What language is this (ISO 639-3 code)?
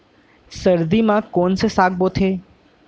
hne